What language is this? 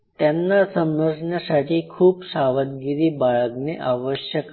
Marathi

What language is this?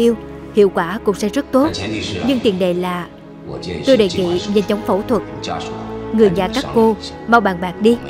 Vietnamese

